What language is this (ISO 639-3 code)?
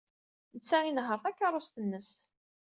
kab